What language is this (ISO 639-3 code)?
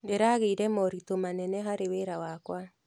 kik